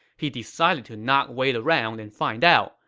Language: English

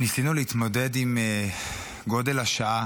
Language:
Hebrew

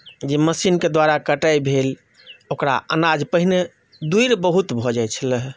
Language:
Maithili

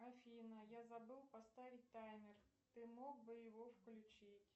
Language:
Russian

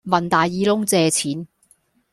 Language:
Cantonese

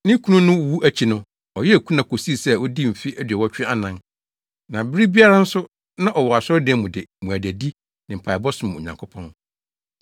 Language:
Akan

